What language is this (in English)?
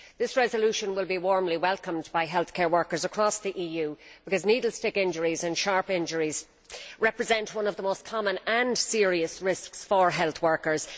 English